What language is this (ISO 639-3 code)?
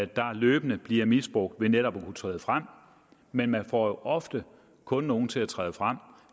dan